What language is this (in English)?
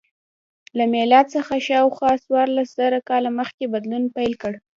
Pashto